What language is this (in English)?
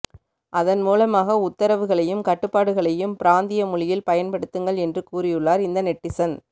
Tamil